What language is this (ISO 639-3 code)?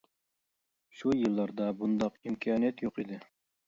uig